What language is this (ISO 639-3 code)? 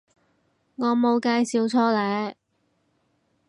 yue